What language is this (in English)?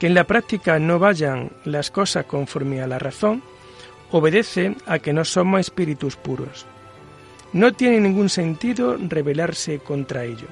Spanish